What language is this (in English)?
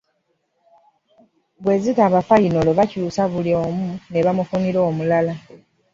Ganda